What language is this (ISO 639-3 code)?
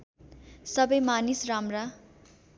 nep